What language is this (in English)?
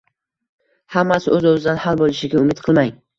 Uzbek